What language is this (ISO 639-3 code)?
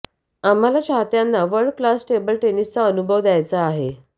mar